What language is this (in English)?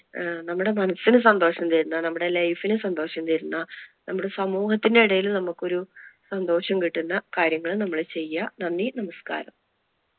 Malayalam